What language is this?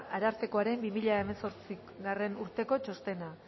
Basque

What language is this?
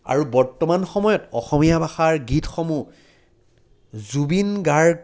Assamese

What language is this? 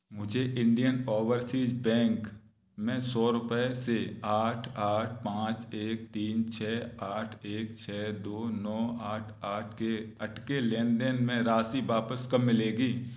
Hindi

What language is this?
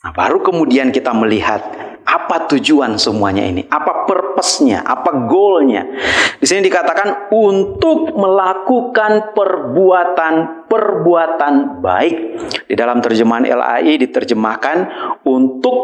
Indonesian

